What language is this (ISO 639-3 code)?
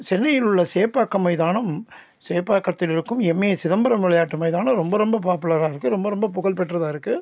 tam